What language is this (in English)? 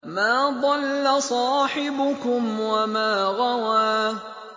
Arabic